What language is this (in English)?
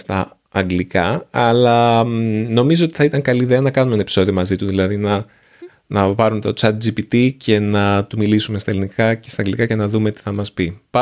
Greek